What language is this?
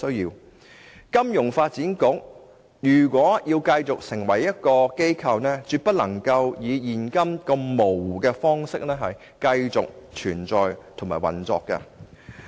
Cantonese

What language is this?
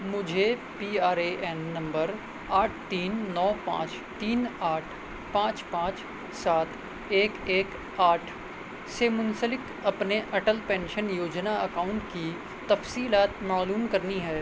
Urdu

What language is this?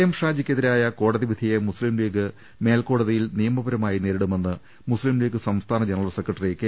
Malayalam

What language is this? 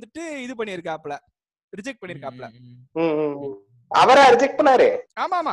Tamil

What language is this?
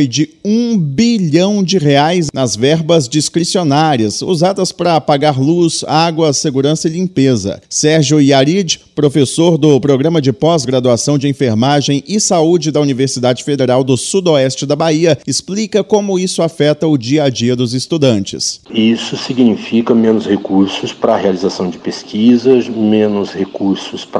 Portuguese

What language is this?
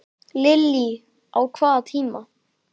Icelandic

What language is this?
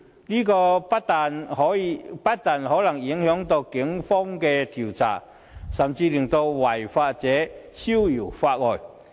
Cantonese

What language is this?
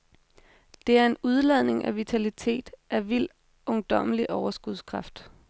Danish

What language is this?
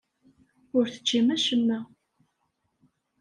Kabyle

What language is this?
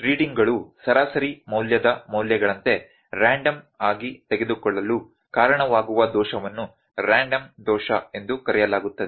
Kannada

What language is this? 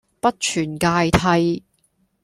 Cantonese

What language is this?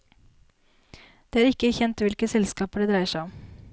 Norwegian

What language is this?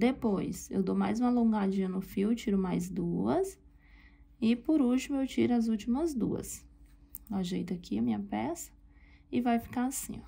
Portuguese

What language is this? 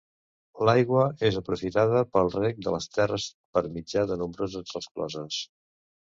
Catalan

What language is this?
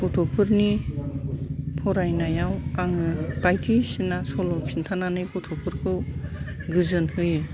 Bodo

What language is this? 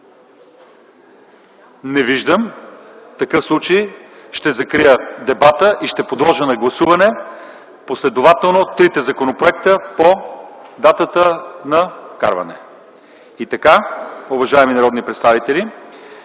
Bulgarian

